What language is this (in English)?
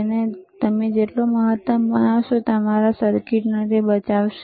Gujarati